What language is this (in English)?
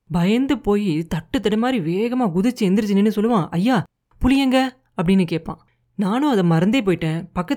Tamil